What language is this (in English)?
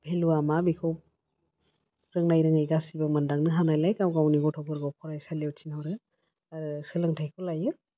Bodo